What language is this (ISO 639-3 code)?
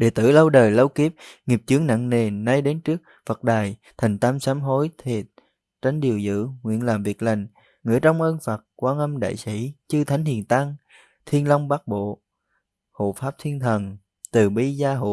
vie